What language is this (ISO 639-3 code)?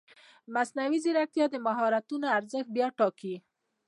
pus